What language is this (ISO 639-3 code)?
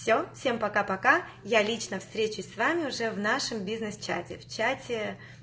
rus